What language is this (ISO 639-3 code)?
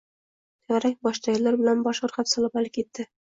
uzb